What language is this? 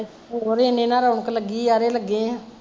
Punjabi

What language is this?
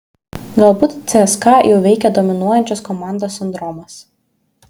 Lithuanian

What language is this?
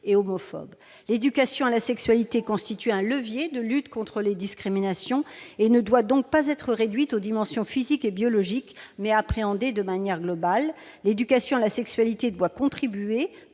French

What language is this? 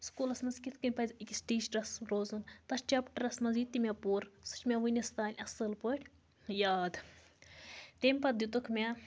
Kashmiri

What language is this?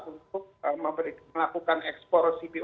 Indonesian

